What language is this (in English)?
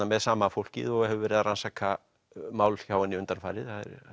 Icelandic